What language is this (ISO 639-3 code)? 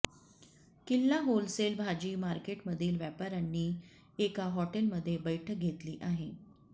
mar